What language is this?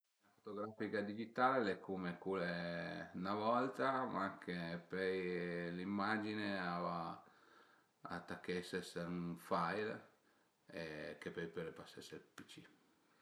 Piedmontese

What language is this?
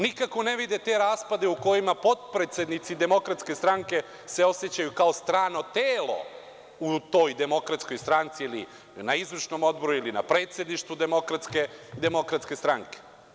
Serbian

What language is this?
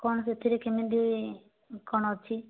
Odia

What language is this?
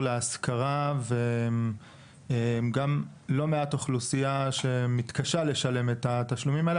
Hebrew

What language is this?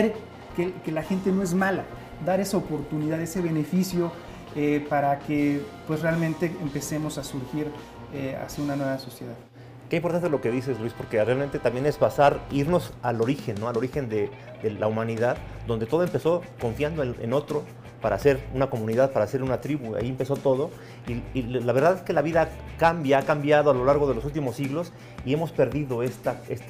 Spanish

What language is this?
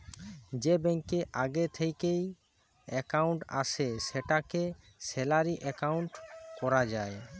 Bangla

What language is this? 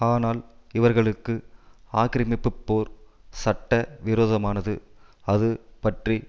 Tamil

